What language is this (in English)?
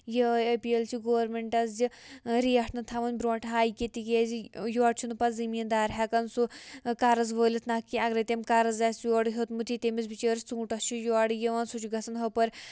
Kashmiri